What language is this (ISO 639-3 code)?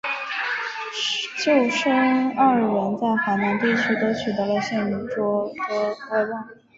zho